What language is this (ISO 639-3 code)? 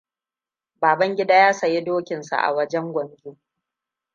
hau